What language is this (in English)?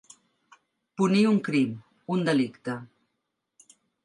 Catalan